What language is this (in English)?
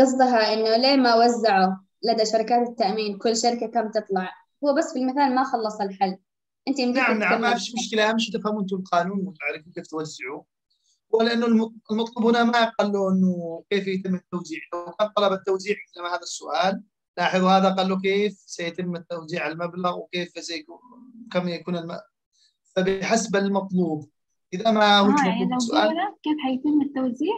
Arabic